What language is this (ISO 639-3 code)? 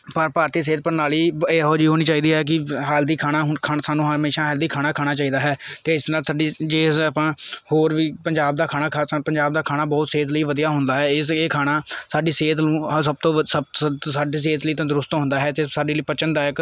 pan